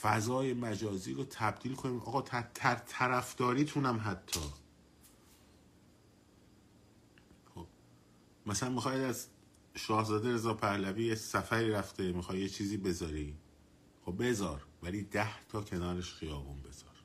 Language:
Persian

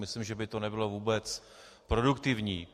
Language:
Czech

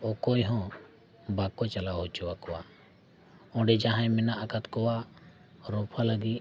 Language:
Santali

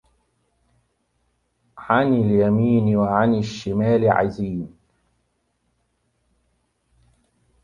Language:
Arabic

